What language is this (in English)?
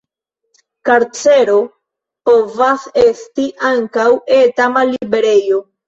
Esperanto